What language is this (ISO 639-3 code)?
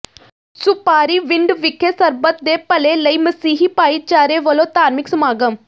pan